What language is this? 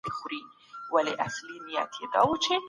Pashto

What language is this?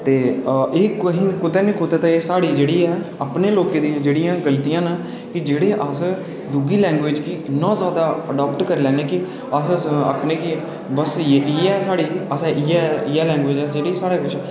Dogri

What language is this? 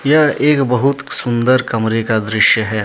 Hindi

